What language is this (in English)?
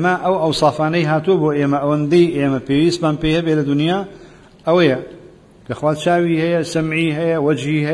Arabic